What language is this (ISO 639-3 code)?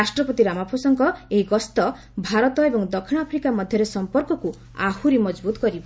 ori